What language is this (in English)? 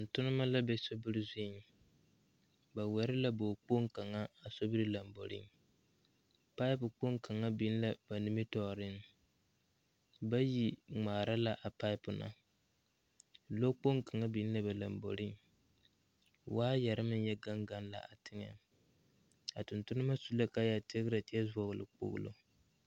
Southern Dagaare